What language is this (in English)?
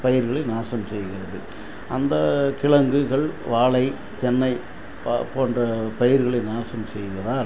Tamil